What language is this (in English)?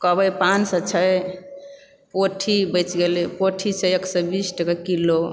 Maithili